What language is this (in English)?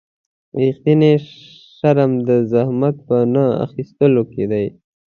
Pashto